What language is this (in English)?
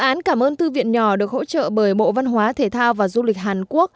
Vietnamese